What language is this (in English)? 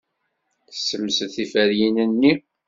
Kabyle